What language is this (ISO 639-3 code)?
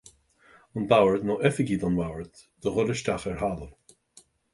gle